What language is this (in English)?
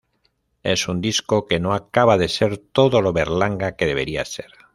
Spanish